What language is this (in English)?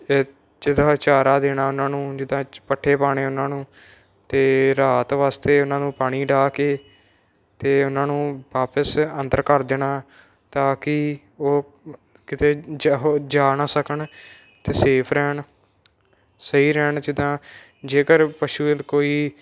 Punjabi